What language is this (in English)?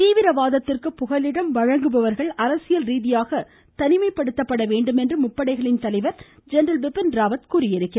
Tamil